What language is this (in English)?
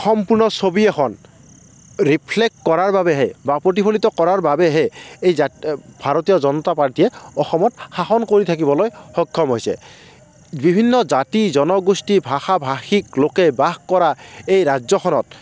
Assamese